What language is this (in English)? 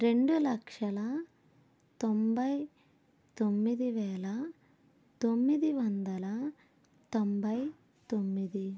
Telugu